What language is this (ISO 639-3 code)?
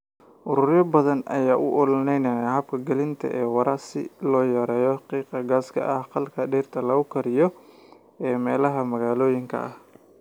som